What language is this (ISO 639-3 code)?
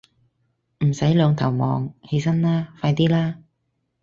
yue